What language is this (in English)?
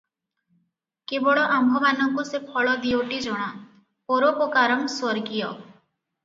Odia